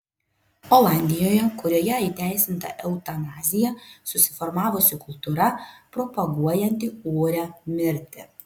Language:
Lithuanian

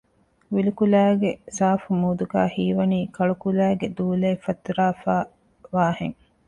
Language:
Divehi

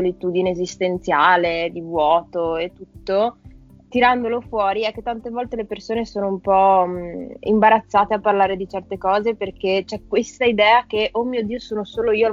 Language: Italian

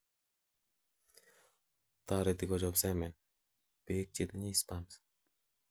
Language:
Kalenjin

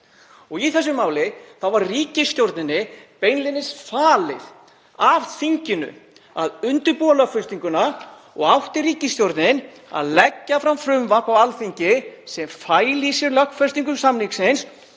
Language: Icelandic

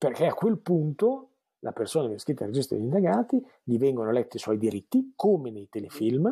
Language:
Italian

